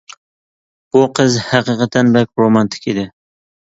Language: Uyghur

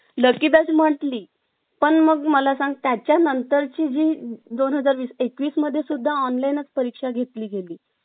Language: Marathi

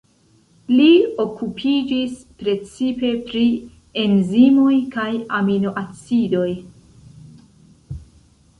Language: Esperanto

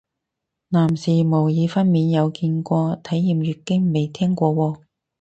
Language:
Cantonese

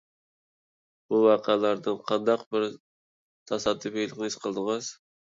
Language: Uyghur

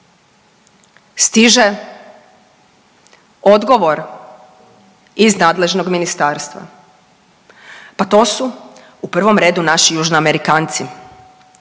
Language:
Croatian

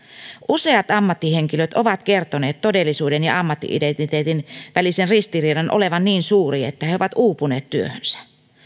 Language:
Finnish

